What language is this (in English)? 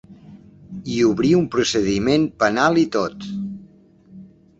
Catalan